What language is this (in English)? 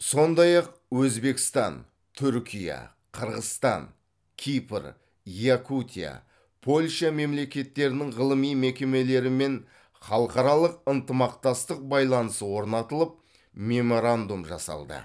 Kazakh